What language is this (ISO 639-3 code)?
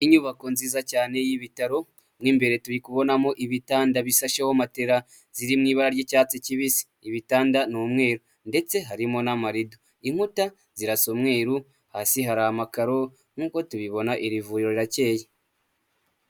kin